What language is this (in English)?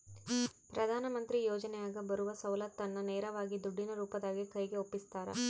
Kannada